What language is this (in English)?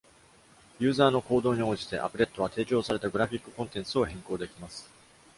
Japanese